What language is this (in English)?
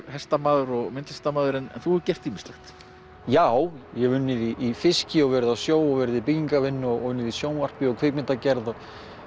Icelandic